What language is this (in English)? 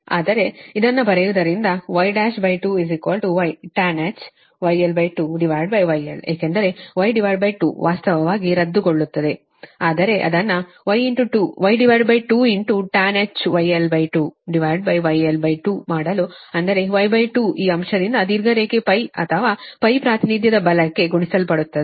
Kannada